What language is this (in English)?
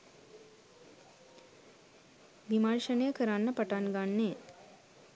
Sinhala